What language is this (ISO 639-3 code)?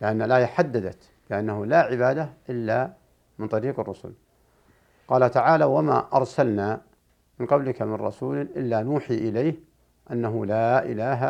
ara